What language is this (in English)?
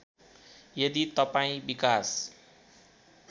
Nepali